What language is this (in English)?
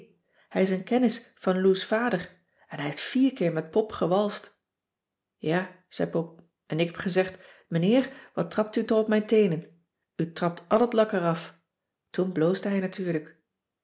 Dutch